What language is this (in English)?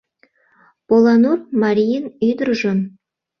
Mari